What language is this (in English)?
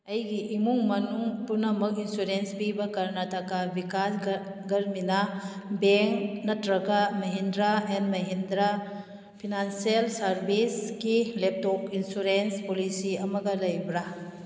Manipuri